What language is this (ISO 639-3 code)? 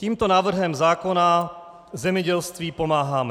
ces